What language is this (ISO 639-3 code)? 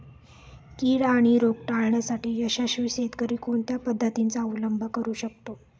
mar